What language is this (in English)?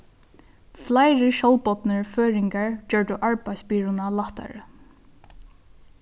Faroese